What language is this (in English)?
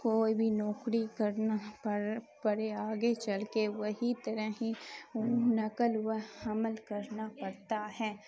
Urdu